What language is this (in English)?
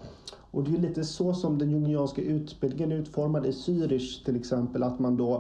Swedish